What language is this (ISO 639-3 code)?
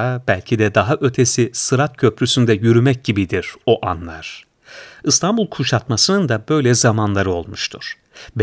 tur